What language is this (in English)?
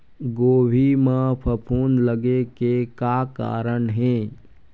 Chhattisgarhi